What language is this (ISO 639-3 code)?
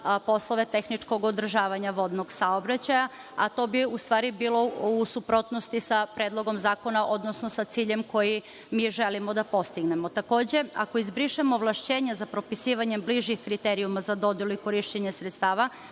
srp